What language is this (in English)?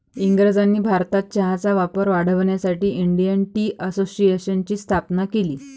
Marathi